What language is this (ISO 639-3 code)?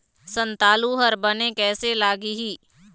hne